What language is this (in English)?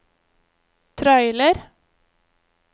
Norwegian